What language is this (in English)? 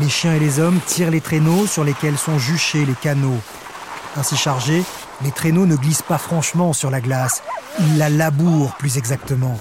French